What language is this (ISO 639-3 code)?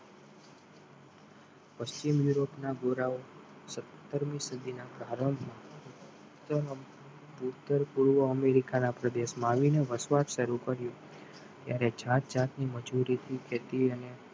guj